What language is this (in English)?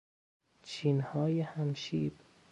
Persian